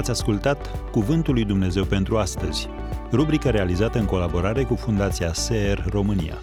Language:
Romanian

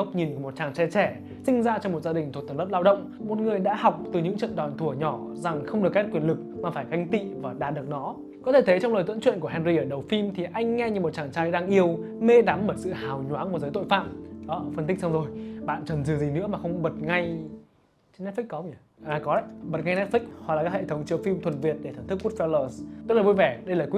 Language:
Vietnamese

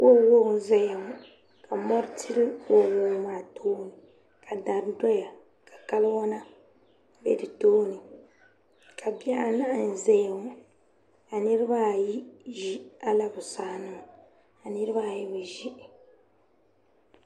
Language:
Dagbani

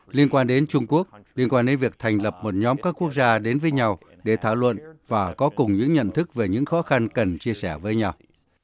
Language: Vietnamese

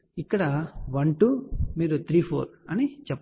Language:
Telugu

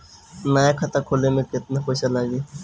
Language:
Bhojpuri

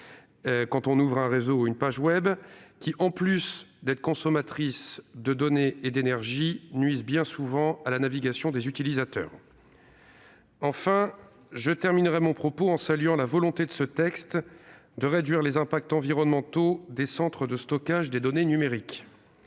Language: French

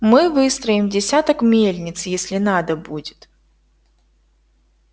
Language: Russian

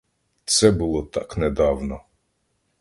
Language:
Ukrainian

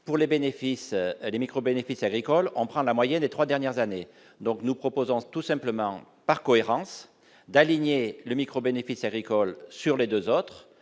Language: French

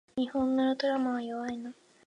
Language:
Japanese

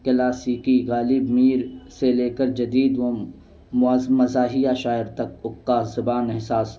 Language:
Urdu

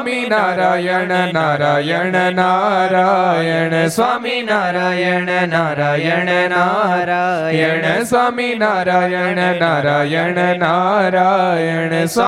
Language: Gujarati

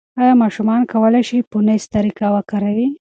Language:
Pashto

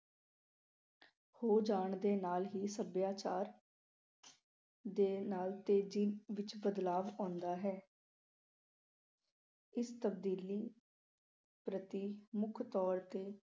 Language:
Punjabi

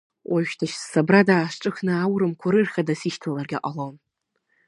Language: Abkhazian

